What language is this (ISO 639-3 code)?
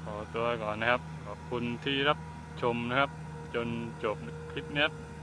tha